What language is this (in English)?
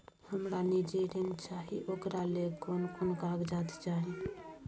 Maithili